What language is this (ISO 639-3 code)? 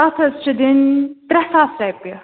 kas